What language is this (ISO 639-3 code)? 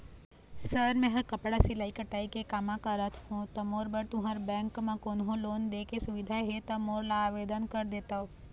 hne